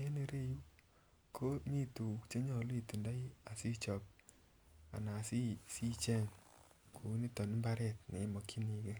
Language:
Kalenjin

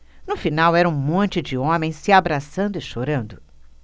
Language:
Portuguese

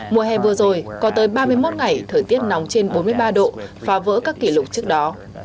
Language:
Vietnamese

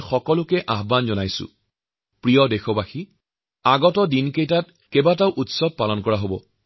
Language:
Assamese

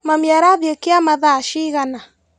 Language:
Kikuyu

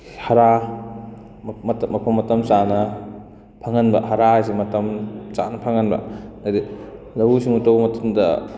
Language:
Manipuri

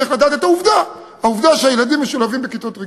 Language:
Hebrew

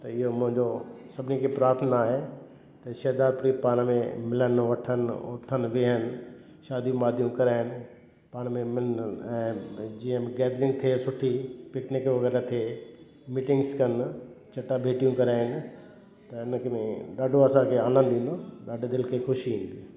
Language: Sindhi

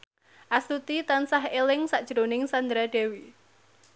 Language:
Javanese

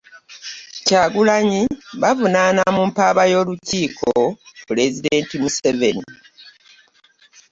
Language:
Ganda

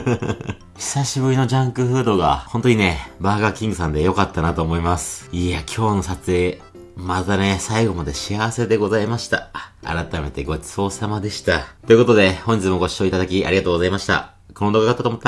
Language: Japanese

